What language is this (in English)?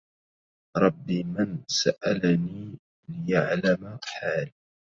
Arabic